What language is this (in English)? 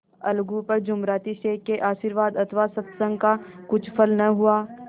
Hindi